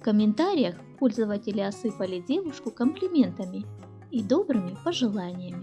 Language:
Russian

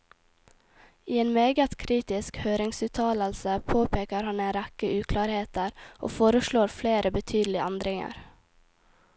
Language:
Norwegian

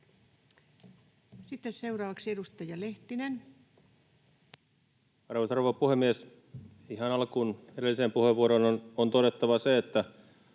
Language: Finnish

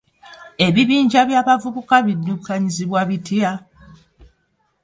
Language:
Ganda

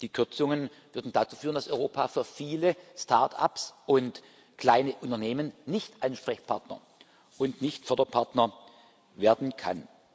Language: German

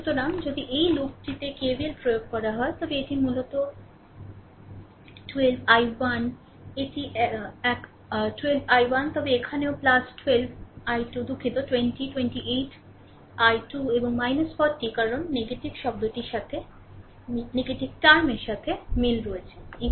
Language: Bangla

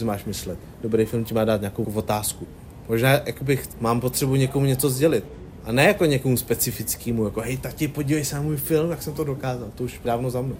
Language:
Czech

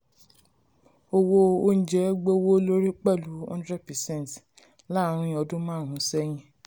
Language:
Yoruba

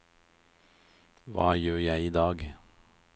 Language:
Norwegian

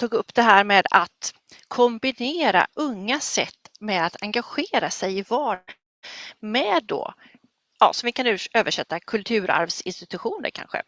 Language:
Swedish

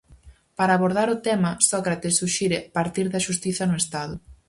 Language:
Galician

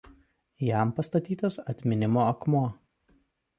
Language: Lithuanian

